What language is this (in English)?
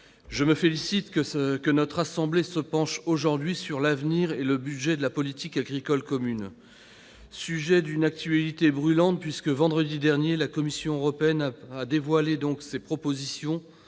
French